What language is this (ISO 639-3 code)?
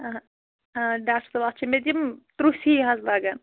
kas